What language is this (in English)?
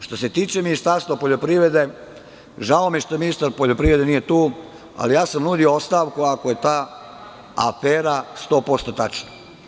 Serbian